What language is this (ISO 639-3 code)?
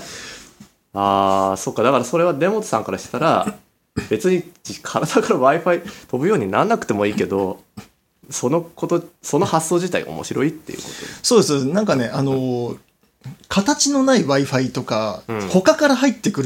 jpn